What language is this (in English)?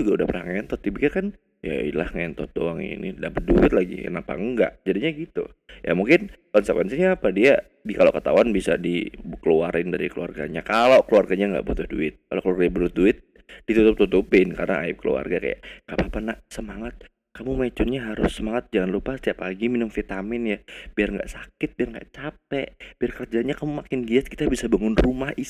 Indonesian